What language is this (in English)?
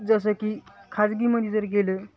Marathi